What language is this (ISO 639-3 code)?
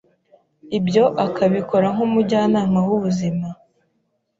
kin